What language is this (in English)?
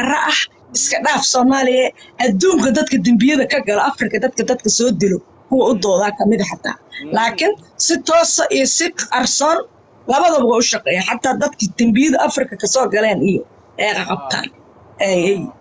Arabic